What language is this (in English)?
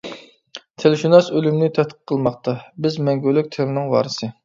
Uyghur